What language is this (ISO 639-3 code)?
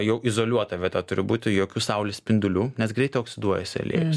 lit